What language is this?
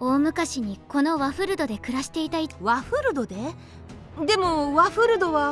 Japanese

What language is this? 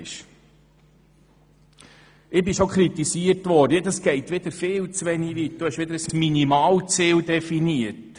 Swiss German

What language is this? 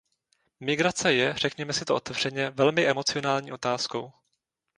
Czech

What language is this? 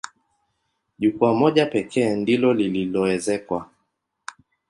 Swahili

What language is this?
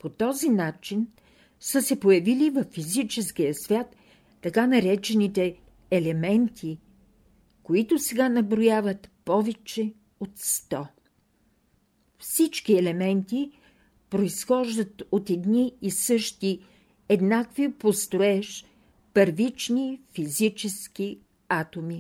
Bulgarian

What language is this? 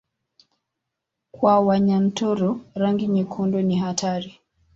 Swahili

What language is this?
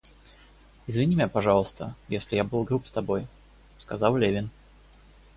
Russian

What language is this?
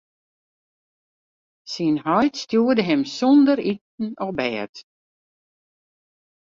Western Frisian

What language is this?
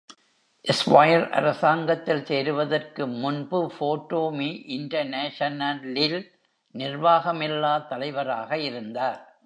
Tamil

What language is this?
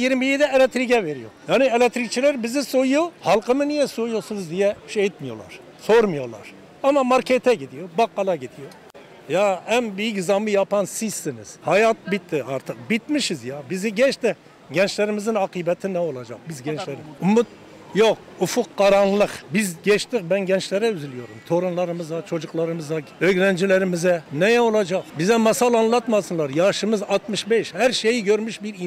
Turkish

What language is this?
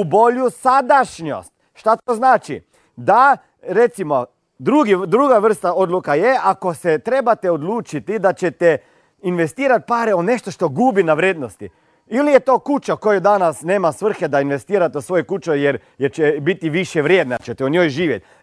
Croatian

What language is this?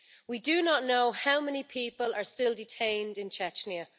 English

